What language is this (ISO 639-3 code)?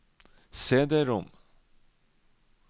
nor